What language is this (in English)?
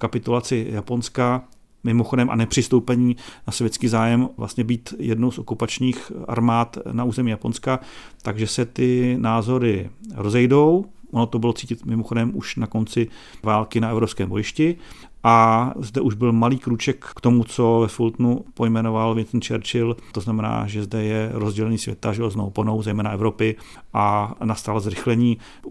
Czech